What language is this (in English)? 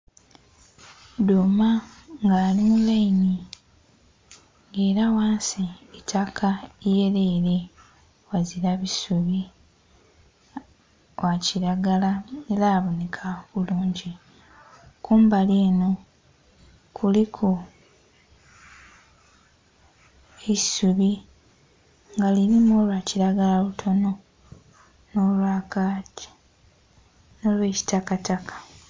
Soga